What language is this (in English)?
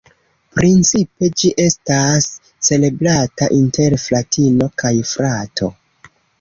Esperanto